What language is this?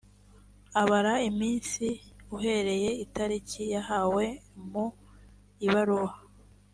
Kinyarwanda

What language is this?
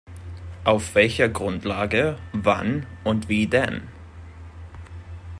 German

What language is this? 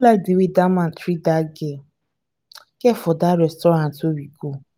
Nigerian Pidgin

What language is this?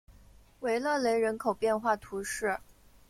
Chinese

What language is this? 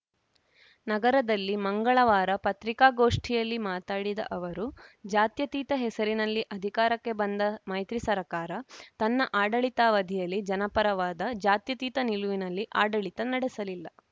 Kannada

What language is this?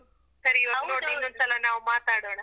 Kannada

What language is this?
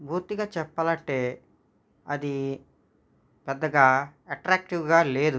Telugu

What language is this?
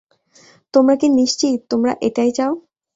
Bangla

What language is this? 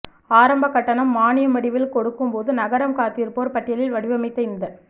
Tamil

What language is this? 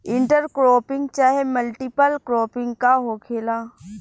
Bhojpuri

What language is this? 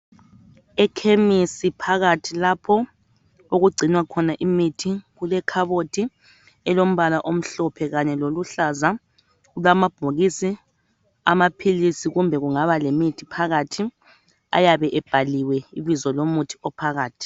North Ndebele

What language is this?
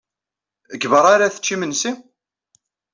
Kabyle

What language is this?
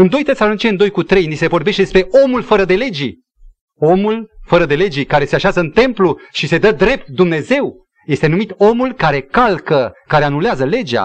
Romanian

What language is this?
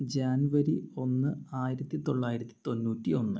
Malayalam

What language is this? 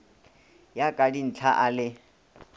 Northern Sotho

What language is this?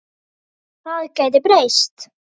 Icelandic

